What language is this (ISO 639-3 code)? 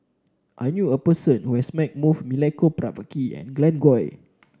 eng